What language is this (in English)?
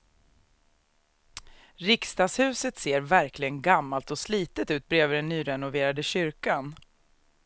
Swedish